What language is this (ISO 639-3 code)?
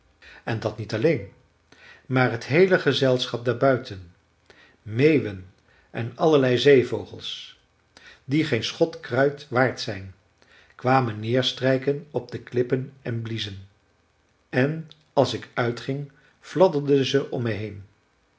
nld